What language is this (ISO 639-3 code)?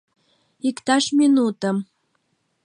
chm